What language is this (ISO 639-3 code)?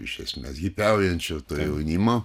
lit